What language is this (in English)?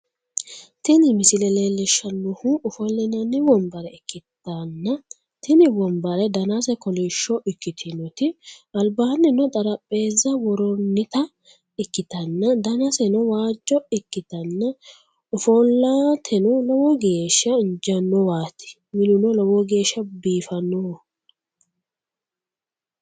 Sidamo